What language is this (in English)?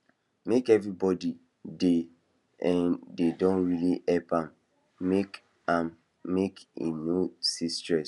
Nigerian Pidgin